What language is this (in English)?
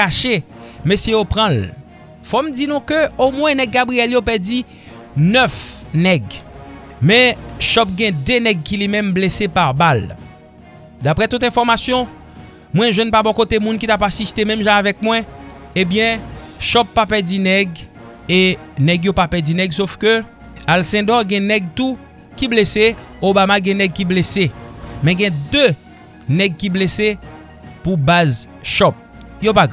French